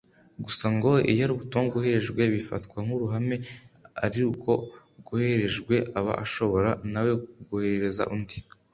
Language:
Kinyarwanda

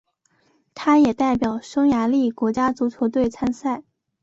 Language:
Chinese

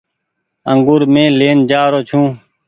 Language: Goaria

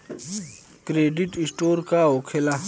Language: Bhojpuri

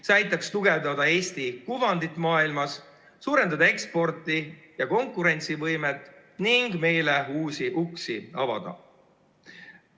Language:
Estonian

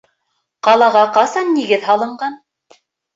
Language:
Bashkir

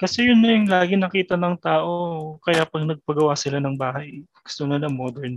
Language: Filipino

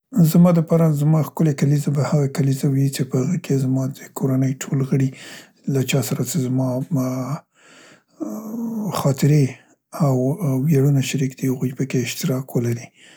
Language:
Central Pashto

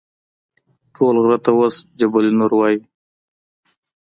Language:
Pashto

